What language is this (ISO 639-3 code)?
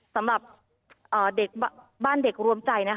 tha